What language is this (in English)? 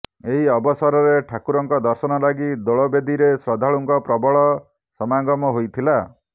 Odia